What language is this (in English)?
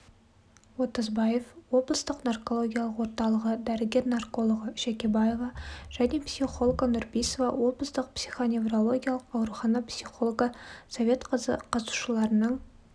Kazakh